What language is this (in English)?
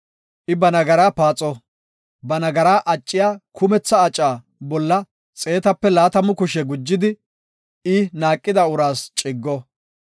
Gofa